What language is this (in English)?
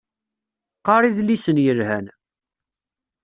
Kabyle